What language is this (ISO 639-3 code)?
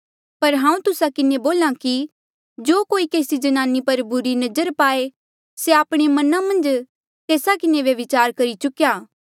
mjl